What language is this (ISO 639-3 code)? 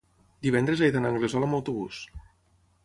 cat